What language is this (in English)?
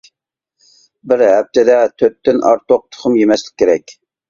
Uyghur